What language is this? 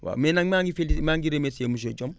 Wolof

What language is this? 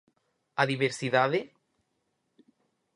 Galician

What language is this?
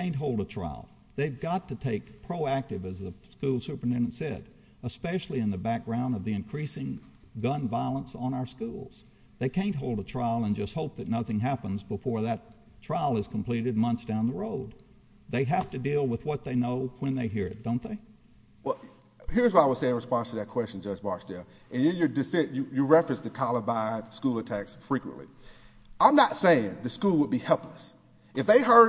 English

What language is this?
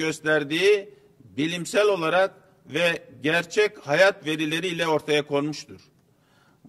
Turkish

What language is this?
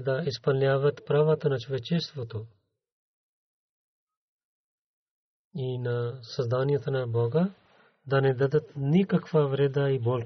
Bulgarian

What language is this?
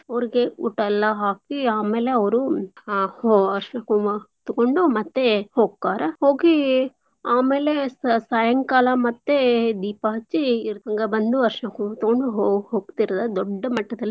Kannada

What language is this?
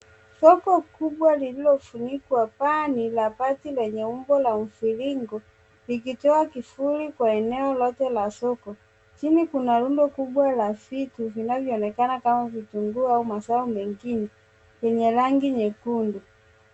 Swahili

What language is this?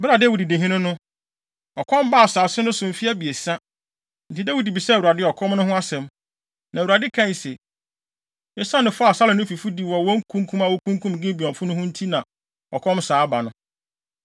Akan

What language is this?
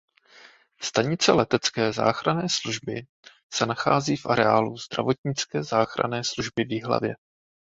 Czech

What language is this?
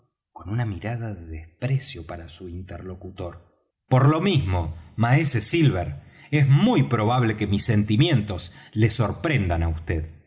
Spanish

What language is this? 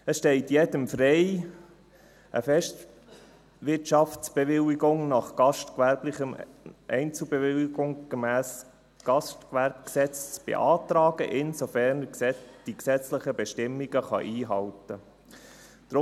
Swiss German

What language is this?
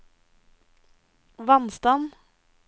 Norwegian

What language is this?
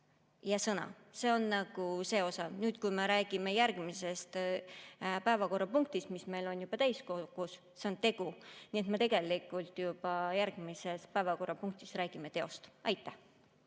Estonian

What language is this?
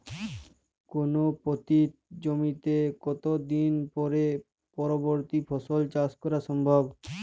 Bangla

